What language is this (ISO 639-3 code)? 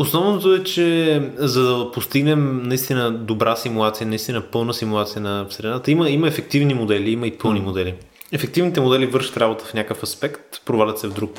bul